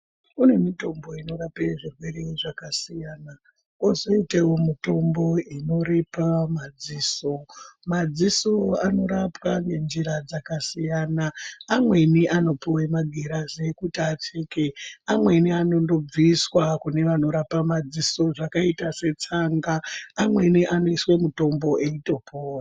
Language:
Ndau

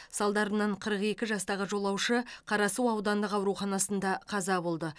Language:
Kazakh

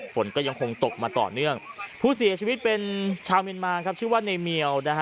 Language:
Thai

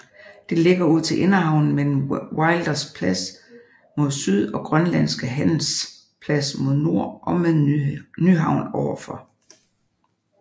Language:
Danish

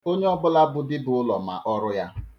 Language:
Igbo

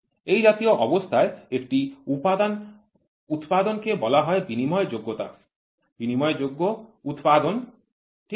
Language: Bangla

